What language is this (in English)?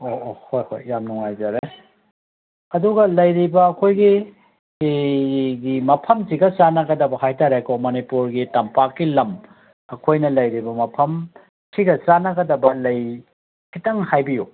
Manipuri